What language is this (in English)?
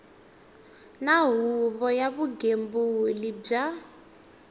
Tsonga